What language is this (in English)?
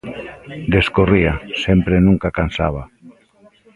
Galician